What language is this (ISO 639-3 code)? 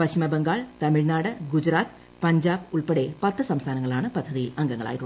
mal